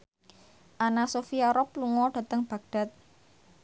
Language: Javanese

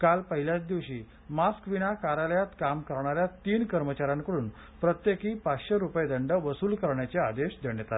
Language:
Marathi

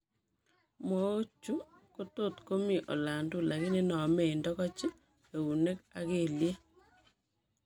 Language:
Kalenjin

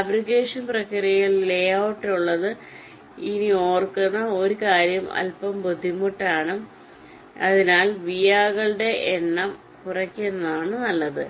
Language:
Malayalam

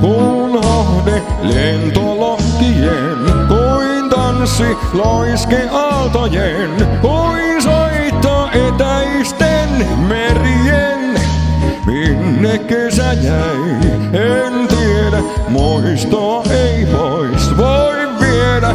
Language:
Romanian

